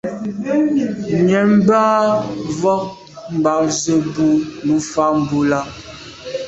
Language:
Medumba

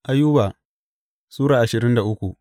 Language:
Hausa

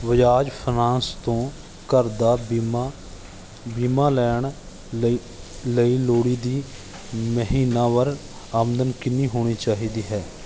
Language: Punjabi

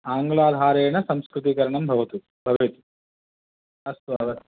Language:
Sanskrit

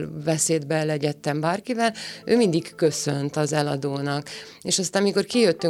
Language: Hungarian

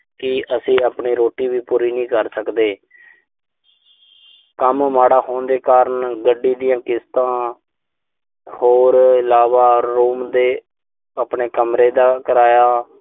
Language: Punjabi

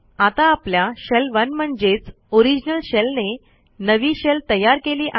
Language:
Marathi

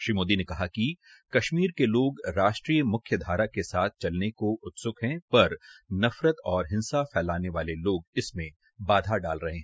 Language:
Hindi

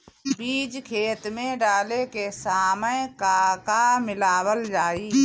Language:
Bhojpuri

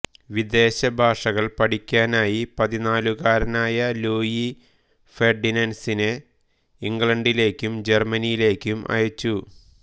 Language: Malayalam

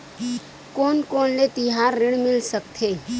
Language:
Chhattisgarhi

